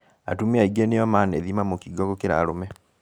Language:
Kikuyu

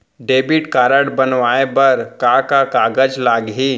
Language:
Chhattisgarhi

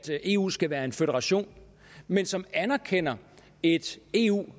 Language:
Danish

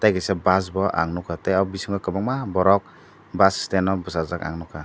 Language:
Kok Borok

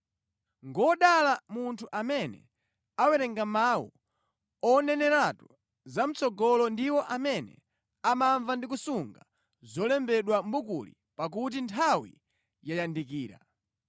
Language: Nyanja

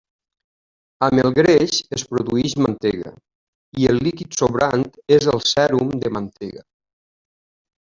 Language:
Catalan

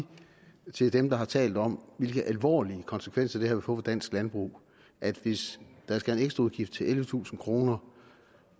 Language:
Danish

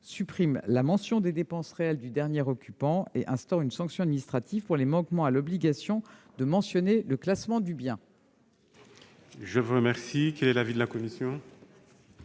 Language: French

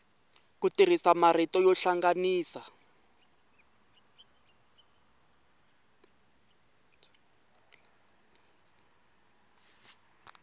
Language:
Tsonga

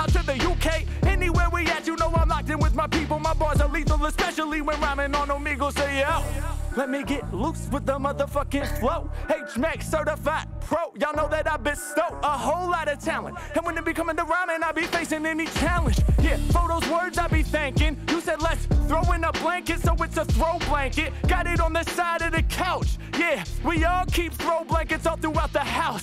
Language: English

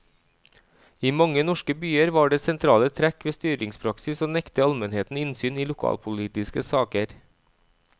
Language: Norwegian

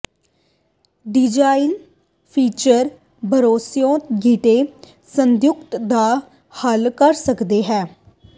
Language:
Punjabi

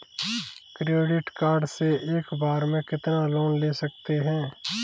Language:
Hindi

